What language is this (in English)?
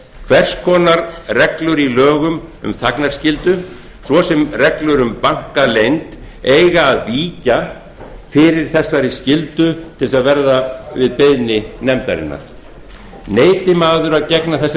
Icelandic